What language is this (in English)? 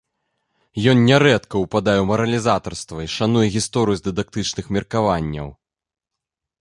Belarusian